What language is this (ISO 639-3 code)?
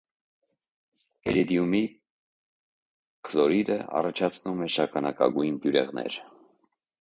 hye